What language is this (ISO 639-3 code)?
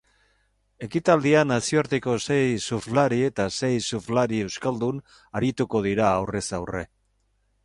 eus